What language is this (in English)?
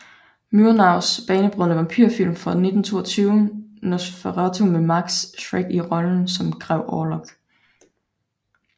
Danish